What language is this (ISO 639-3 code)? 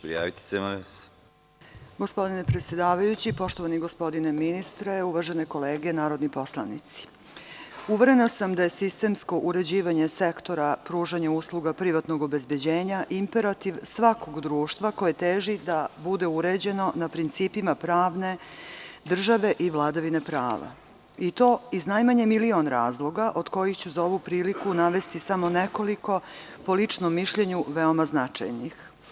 srp